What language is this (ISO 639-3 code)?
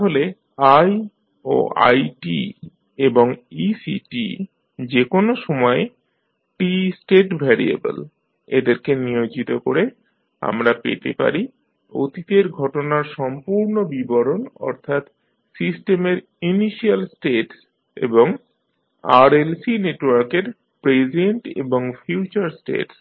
ben